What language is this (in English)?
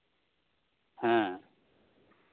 Santali